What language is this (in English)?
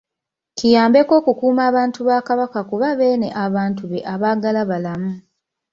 Ganda